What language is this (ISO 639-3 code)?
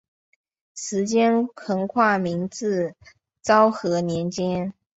zho